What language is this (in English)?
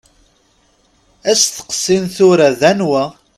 Kabyle